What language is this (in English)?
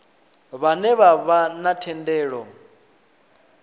Venda